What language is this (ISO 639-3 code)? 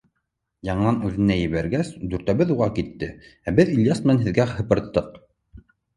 bak